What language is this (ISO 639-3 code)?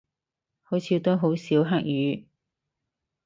yue